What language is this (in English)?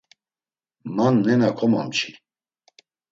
Laz